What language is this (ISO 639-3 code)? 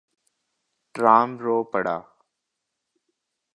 hin